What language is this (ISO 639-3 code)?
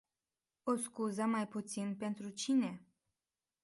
ron